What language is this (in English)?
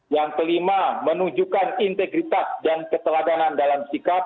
Indonesian